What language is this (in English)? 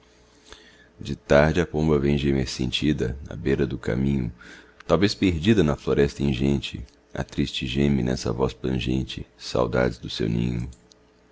Portuguese